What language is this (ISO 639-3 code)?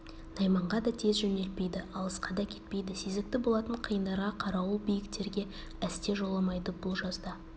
kaz